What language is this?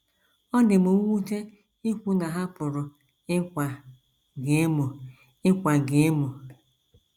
Igbo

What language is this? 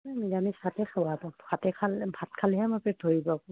Assamese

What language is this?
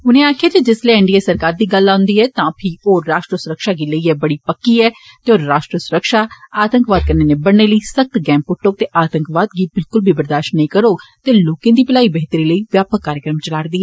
Dogri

